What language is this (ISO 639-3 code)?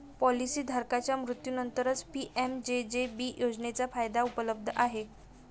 mar